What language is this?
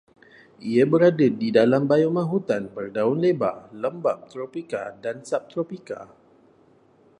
Malay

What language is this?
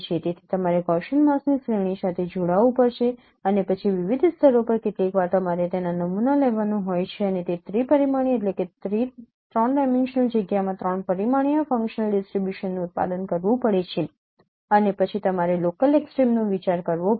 Gujarati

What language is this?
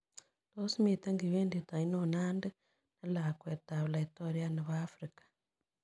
Kalenjin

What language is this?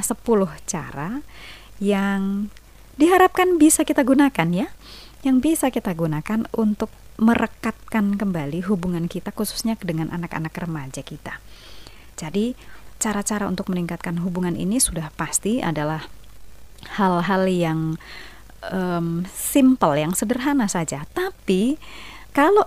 Indonesian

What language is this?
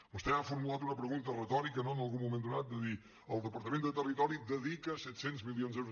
Catalan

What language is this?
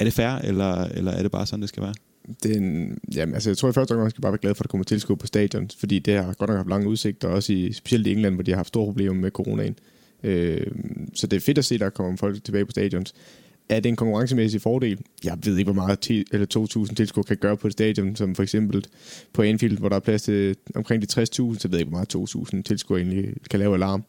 Danish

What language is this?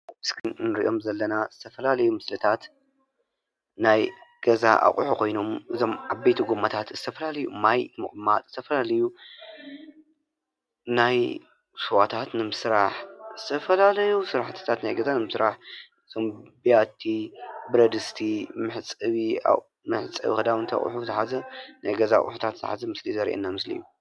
Tigrinya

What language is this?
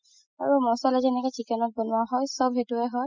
Assamese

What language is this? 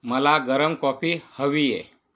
Marathi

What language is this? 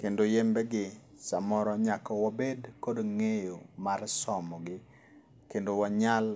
Luo (Kenya and Tanzania)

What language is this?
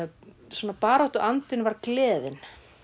Icelandic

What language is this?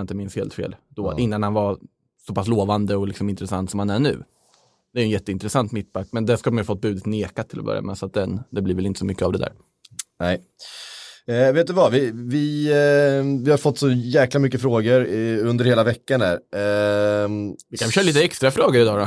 Swedish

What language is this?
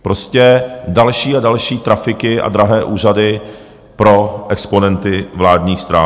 Czech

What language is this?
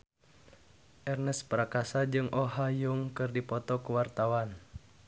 Sundanese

